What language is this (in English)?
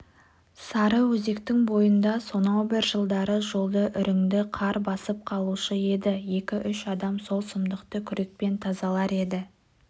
Kazakh